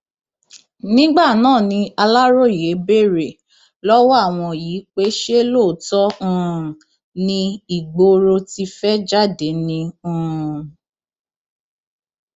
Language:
Yoruba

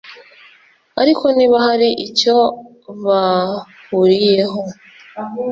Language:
Kinyarwanda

